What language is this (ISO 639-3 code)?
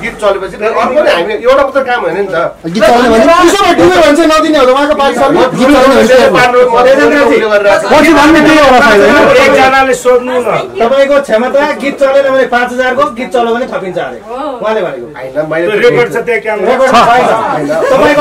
ara